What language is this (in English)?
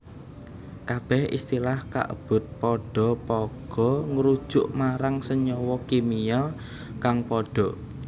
Javanese